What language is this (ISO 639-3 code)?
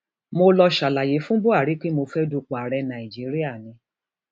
yor